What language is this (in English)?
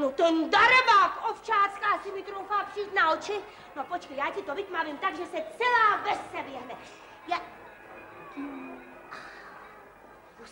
Czech